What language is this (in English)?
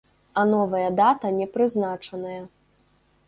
Belarusian